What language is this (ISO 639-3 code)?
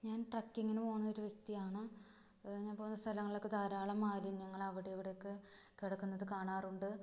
mal